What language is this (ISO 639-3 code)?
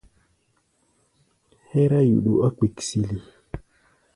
gba